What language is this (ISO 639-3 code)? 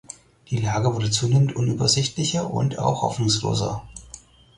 deu